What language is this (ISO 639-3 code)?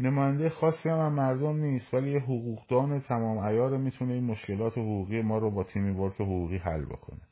fas